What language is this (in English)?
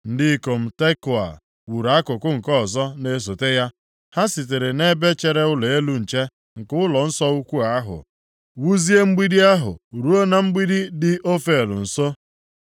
Igbo